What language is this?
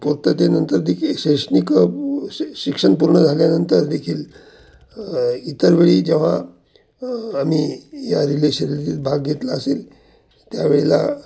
Marathi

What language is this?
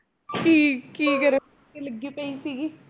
Punjabi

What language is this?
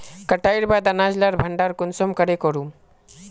Magahi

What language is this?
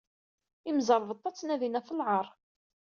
Kabyle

